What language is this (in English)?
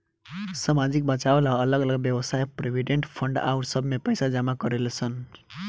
Bhojpuri